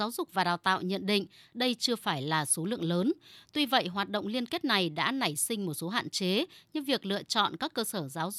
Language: Vietnamese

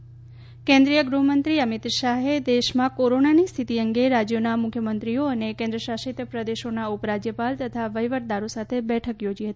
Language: Gujarati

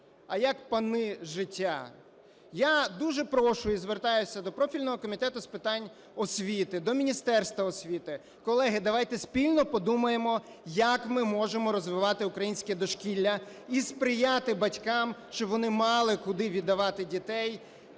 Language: Ukrainian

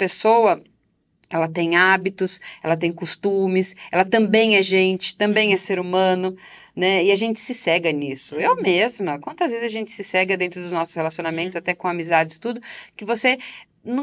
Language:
Portuguese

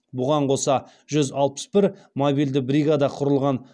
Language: Kazakh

